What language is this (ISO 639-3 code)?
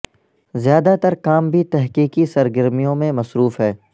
urd